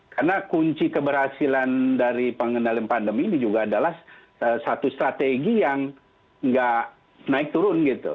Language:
Indonesian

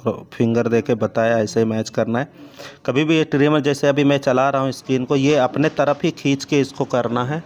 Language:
Hindi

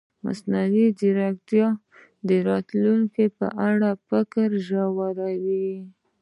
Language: Pashto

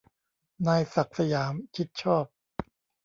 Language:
Thai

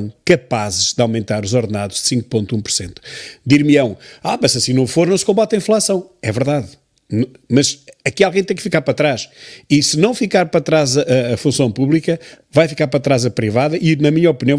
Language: Portuguese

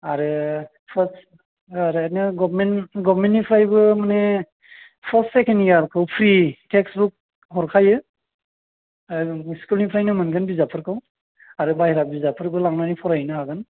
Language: Bodo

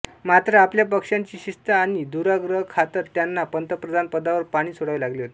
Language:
Marathi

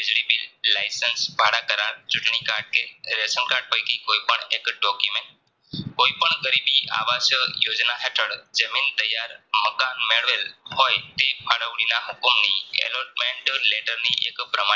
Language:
Gujarati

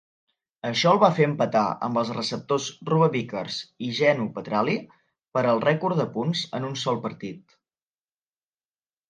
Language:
Catalan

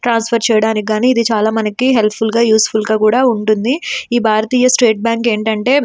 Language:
Telugu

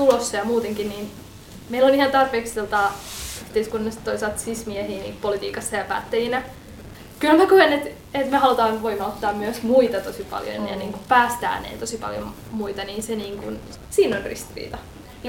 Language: Finnish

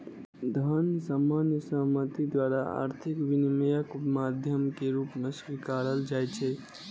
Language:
Maithili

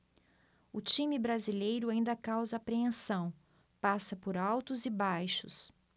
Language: Portuguese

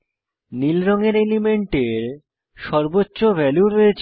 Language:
Bangla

